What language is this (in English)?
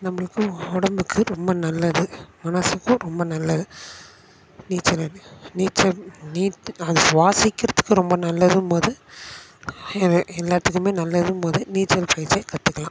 Tamil